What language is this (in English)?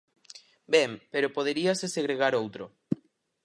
Galician